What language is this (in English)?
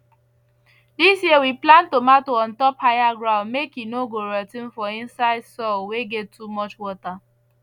Nigerian Pidgin